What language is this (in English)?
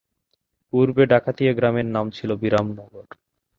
Bangla